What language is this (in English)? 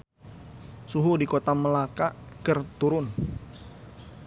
Sundanese